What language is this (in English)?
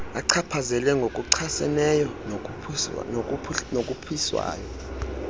Xhosa